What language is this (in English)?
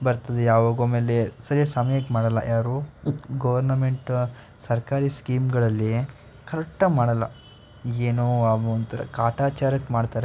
Kannada